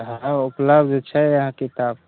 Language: Maithili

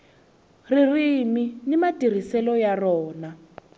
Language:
Tsonga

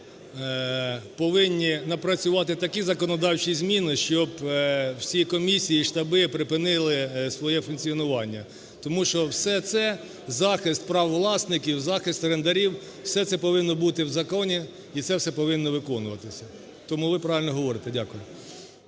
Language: Ukrainian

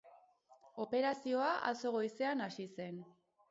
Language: Basque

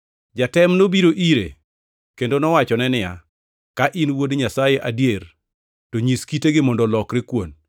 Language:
Luo (Kenya and Tanzania)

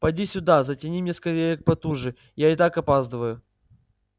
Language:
Russian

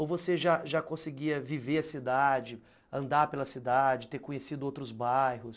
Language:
Portuguese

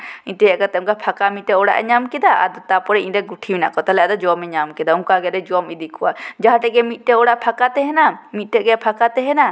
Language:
Santali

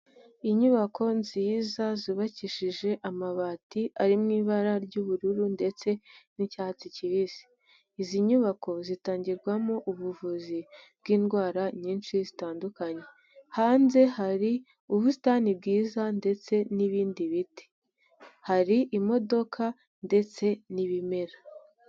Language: Kinyarwanda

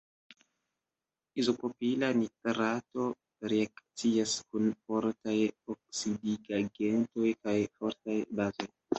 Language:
Esperanto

